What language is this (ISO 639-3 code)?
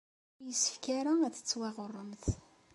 kab